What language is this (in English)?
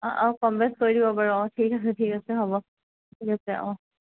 Assamese